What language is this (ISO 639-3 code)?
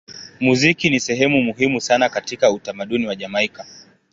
swa